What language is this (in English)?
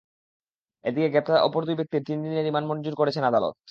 Bangla